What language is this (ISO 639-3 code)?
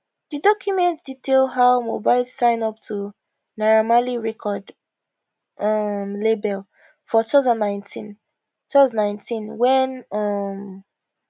pcm